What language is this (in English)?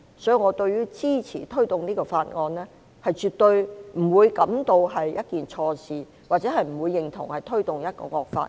Cantonese